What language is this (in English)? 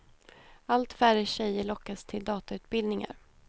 Swedish